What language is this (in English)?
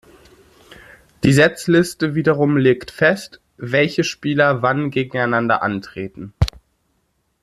German